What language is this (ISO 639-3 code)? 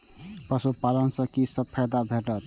mai